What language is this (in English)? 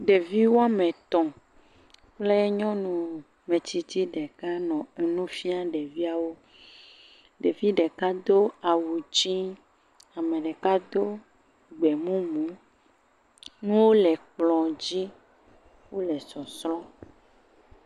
Ewe